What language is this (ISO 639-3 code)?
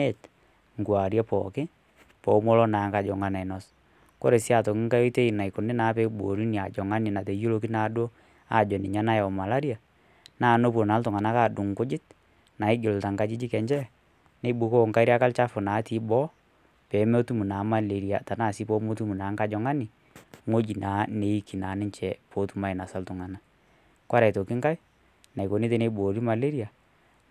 mas